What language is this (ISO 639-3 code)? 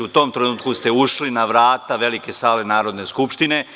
srp